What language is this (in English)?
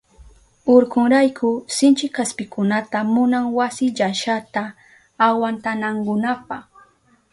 Southern Pastaza Quechua